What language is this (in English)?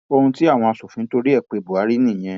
Yoruba